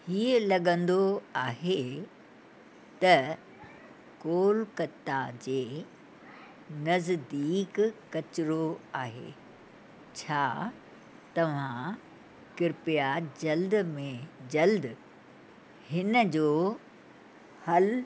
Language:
Sindhi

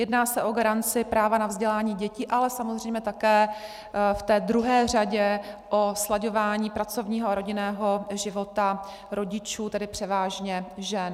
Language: Czech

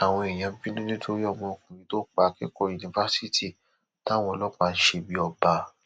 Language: Yoruba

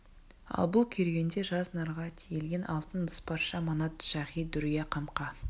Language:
Kazakh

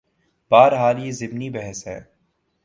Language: Urdu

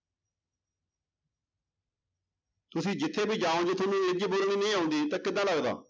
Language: Punjabi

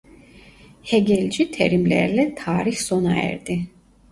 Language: Turkish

